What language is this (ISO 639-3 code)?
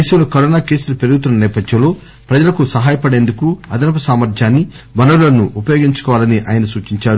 tel